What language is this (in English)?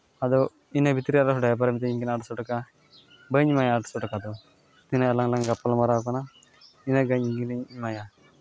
Santali